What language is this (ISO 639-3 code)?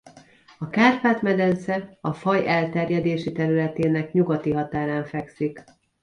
hun